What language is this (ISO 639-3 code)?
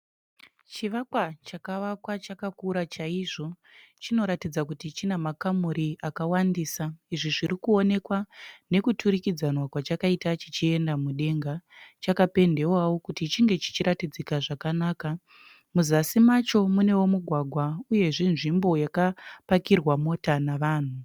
sna